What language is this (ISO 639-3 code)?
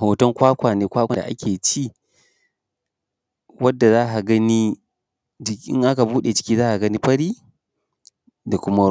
hau